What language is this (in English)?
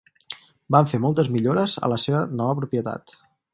Catalan